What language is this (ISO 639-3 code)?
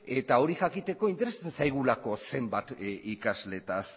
eus